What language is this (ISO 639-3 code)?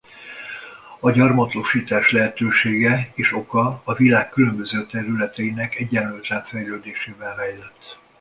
hun